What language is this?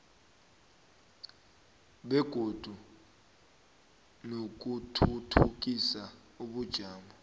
South Ndebele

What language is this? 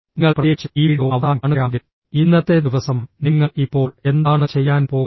Malayalam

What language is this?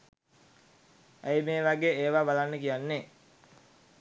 Sinhala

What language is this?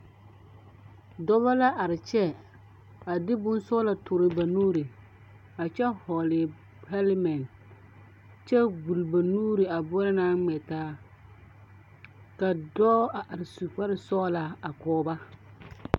Southern Dagaare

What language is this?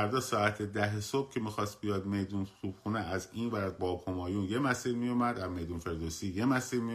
Persian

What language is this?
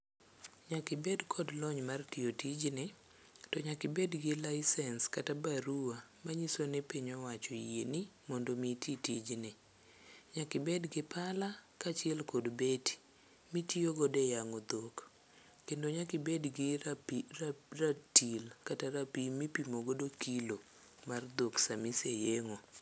Luo (Kenya and Tanzania)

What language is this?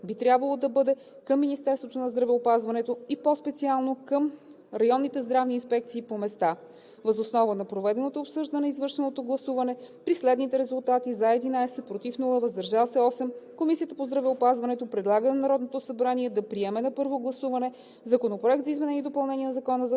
Bulgarian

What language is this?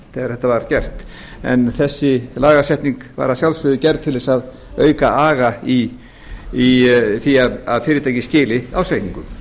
Icelandic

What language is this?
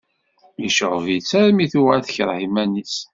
Kabyle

